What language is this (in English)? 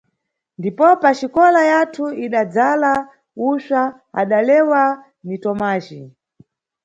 Nyungwe